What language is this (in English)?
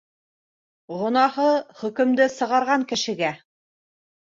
Bashkir